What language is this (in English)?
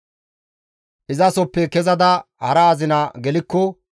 Gamo